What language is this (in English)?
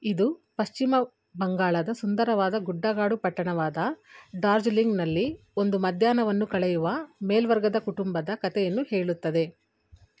Kannada